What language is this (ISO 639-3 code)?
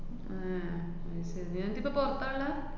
mal